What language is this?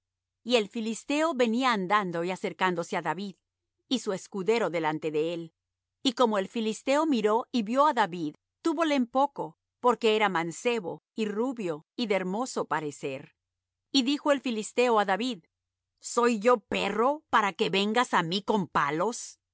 Spanish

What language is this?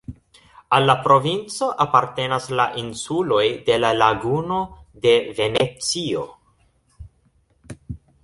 Esperanto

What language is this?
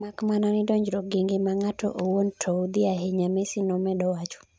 Luo (Kenya and Tanzania)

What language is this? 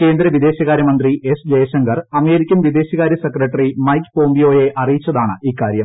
Malayalam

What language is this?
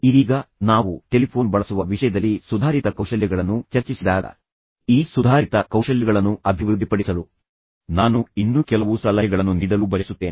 Kannada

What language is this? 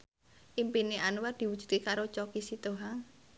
Javanese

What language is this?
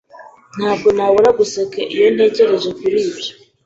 Kinyarwanda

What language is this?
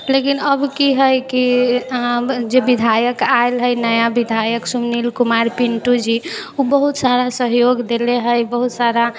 Maithili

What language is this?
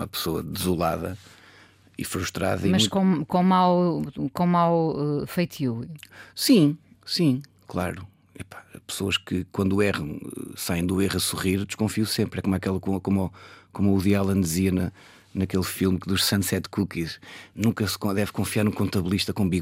Portuguese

